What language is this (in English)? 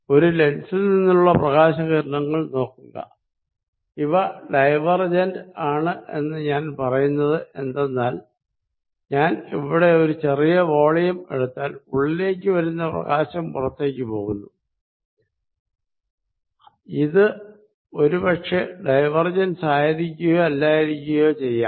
Malayalam